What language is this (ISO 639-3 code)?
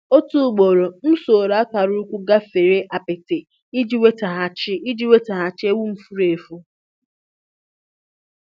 ibo